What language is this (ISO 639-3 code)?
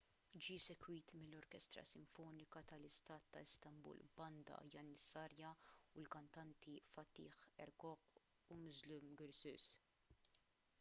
mlt